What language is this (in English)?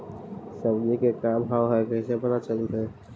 Magahi